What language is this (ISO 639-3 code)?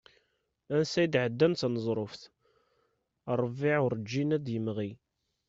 kab